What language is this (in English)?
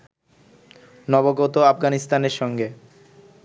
Bangla